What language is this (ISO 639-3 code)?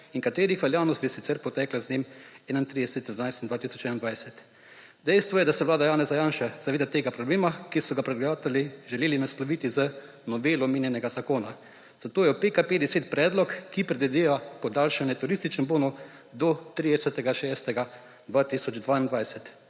slv